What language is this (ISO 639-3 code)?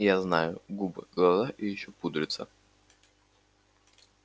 rus